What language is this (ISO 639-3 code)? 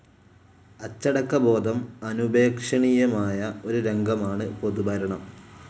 mal